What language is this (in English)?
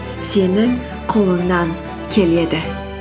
Kazakh